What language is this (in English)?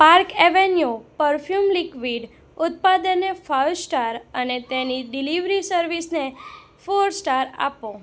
Gujarati